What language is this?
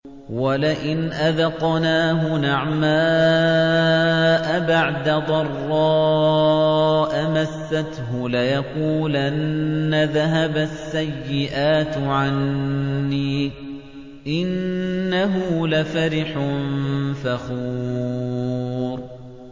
Arabic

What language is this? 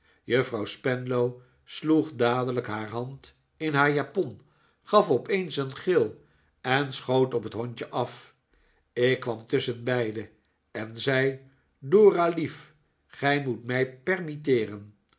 Dutch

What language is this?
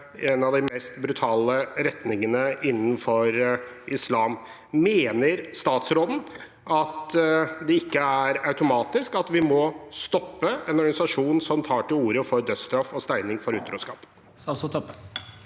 Norwegian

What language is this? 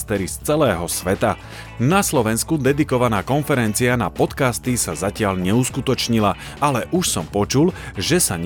Slovak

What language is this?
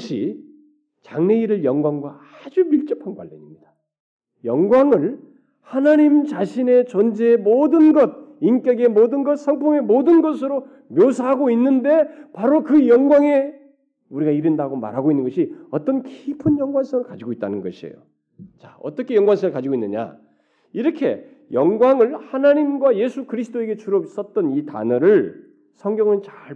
Korean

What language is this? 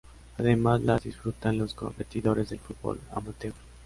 Spanish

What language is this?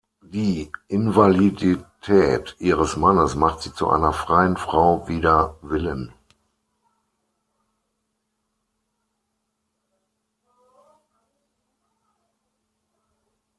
German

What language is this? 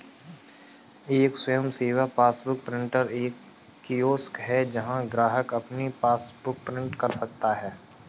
Hindi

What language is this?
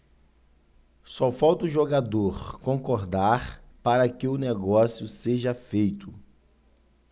Portuguese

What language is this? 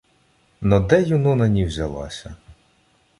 Ukrainian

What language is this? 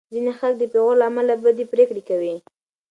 Pashto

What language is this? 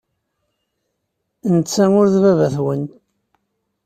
Kabyle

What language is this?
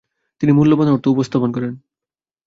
Bangla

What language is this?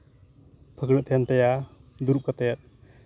Santali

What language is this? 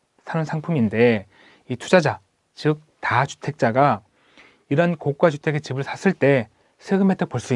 Korean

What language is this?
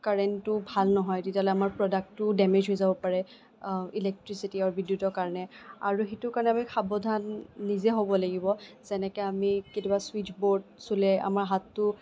Assamese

